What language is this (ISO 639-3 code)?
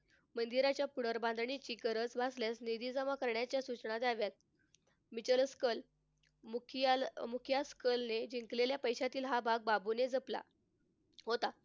mar